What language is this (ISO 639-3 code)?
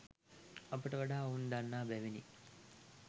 sin